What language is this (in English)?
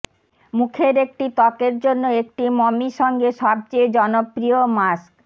Bangla